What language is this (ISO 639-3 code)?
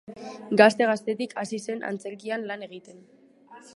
eus